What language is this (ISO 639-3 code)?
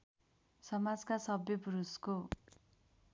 nep